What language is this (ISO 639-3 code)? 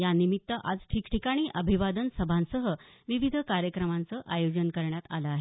mar